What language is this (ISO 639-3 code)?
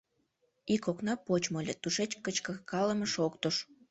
chm